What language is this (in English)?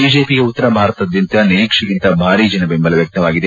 Kannada